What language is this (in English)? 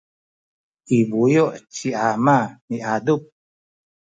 Sakizaya